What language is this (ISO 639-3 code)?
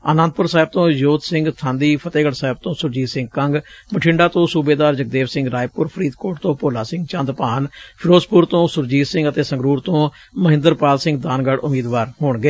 pan